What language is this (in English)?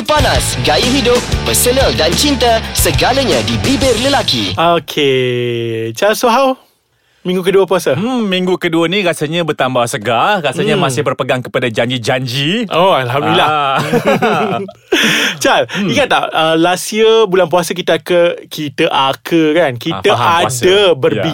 Malay